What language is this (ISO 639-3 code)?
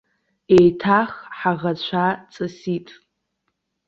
abk